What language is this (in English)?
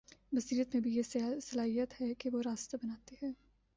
Urdu